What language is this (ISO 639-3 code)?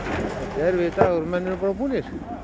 isl